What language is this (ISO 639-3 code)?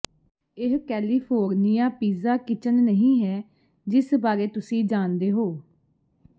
pan